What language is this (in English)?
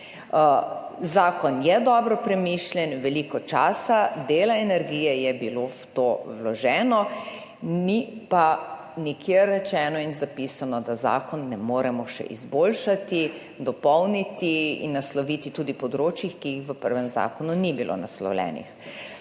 Slovenian